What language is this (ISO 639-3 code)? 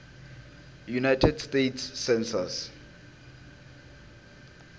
tso